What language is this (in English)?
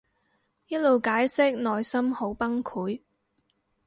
Cantonese